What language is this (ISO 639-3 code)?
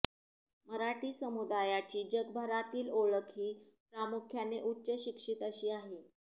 mar